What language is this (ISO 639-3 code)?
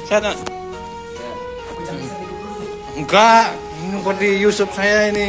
ind